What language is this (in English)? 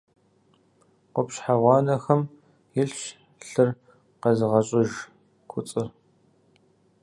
Kabardian